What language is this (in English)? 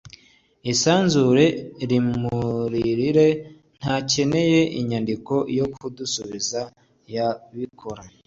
Kinyarwanda